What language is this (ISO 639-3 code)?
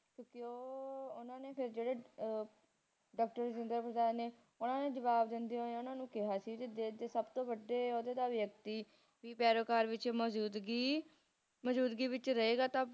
pan